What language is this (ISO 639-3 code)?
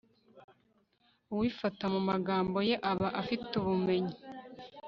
kin